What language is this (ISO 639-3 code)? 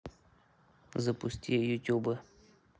rus